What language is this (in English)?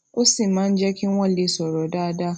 Yoruba